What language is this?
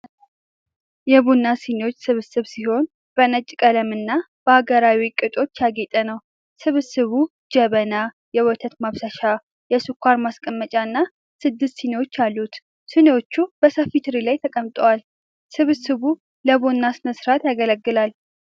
Amharic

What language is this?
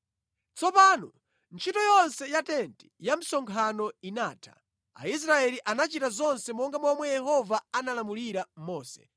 Nyanja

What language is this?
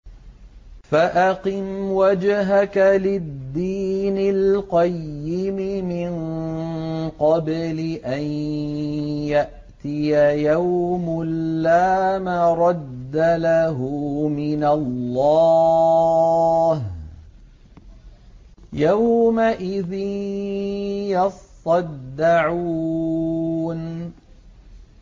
Arabic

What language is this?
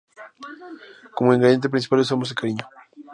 Spanish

